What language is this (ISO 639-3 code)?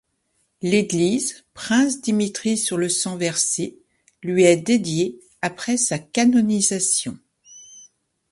fra